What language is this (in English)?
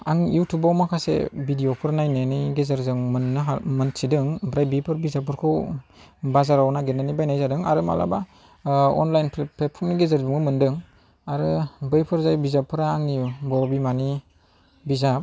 Bodo